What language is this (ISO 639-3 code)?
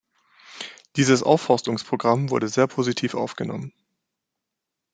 deu